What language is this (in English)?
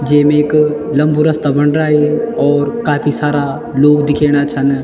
Garhwali